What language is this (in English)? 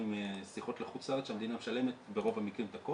Hebrew